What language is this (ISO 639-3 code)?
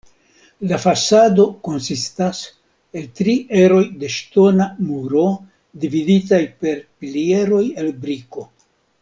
epo